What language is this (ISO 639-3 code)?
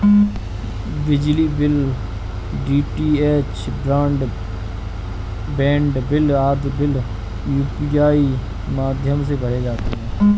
hin